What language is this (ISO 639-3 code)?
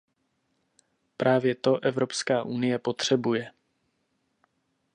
ces